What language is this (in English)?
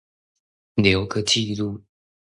Chinese